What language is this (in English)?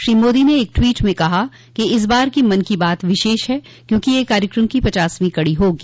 Hindi